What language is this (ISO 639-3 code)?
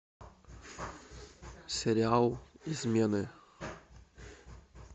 rus